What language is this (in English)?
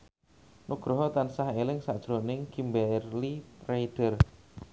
Javanese